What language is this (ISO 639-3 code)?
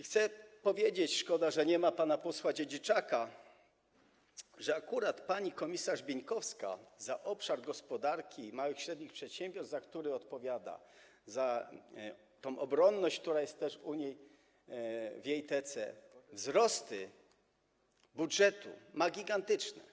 pol